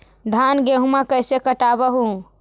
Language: Magahi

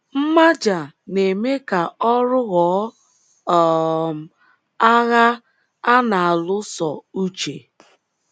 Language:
Igbo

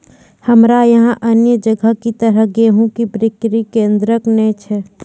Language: Maithili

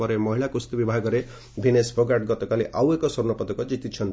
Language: Odia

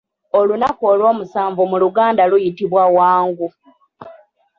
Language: Ganda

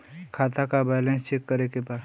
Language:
Bhojpuri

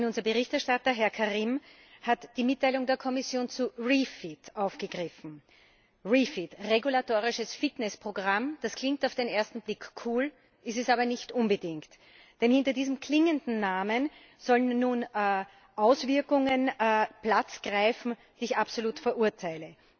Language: German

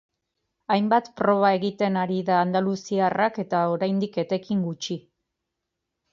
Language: Basque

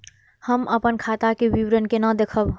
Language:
Maithili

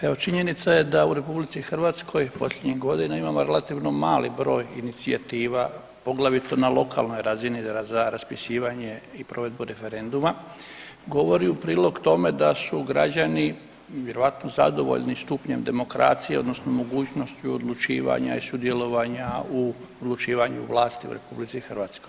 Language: Croatian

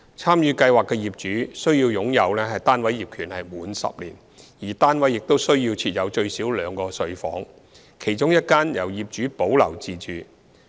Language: Cantonese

